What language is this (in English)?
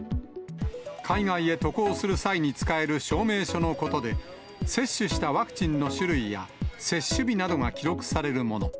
Japanese